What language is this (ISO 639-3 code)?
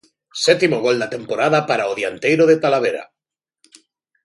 glg